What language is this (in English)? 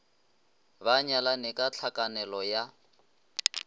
Northern Sotho